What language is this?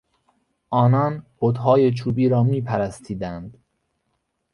Persian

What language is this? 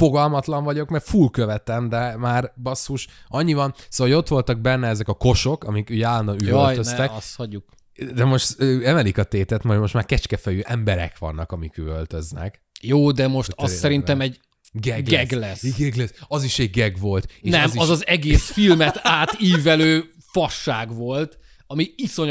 Hungarian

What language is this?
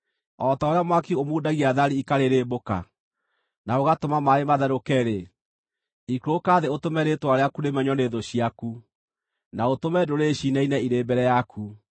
Kikuyu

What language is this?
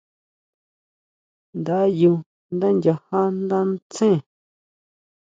Huautla Mazatec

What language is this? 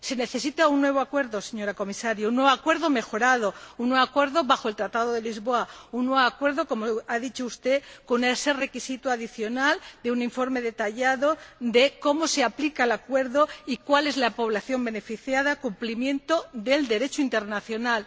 Spanish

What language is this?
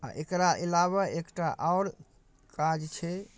Maithili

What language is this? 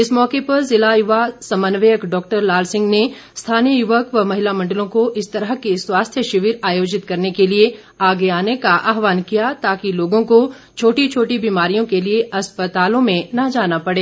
Hindi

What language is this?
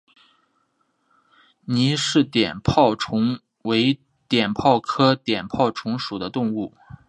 Chinese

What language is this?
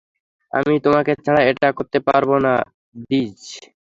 Bangla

